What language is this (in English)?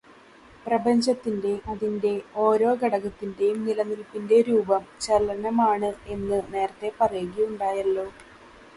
Malayalam